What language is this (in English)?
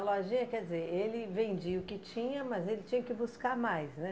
Portuguese